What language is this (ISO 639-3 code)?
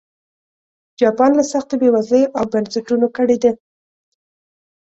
pus